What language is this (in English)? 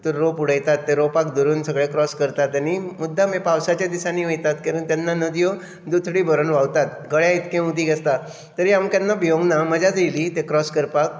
Konkani